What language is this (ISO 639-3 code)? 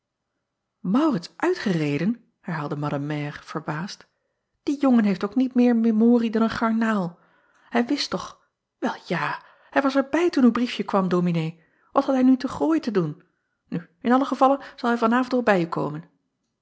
nld